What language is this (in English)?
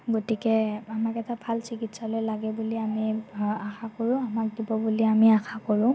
Assamese